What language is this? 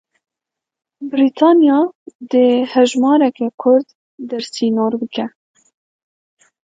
Kurdish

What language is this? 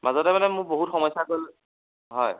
Assamese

